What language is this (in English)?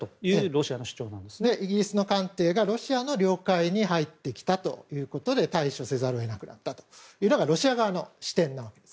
Japanese